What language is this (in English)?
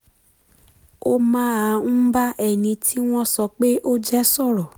Yoruba